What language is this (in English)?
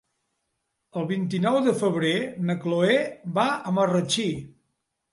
Catalan